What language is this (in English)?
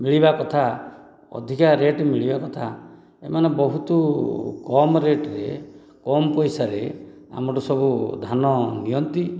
Odia